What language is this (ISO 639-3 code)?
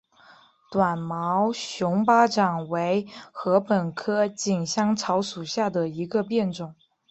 zho